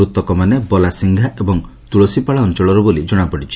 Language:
Odia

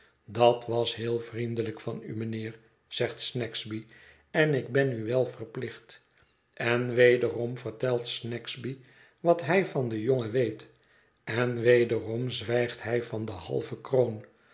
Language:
Dutch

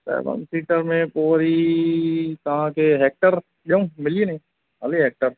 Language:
Sindhi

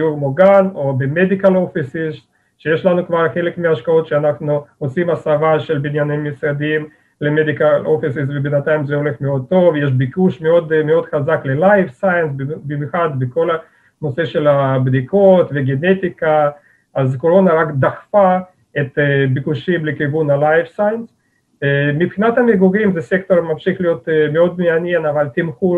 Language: Hebrew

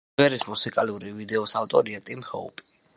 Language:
Georgian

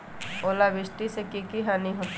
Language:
Magahi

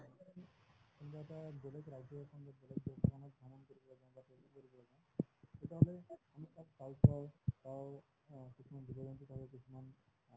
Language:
Assamese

